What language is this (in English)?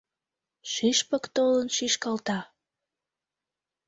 Mari